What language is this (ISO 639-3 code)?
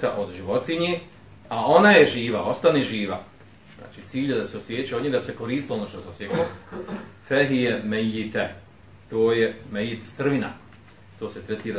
hrv